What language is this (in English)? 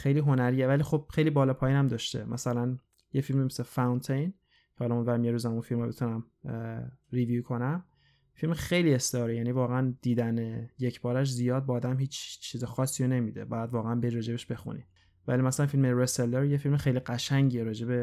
Persian